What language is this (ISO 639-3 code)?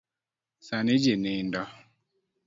luo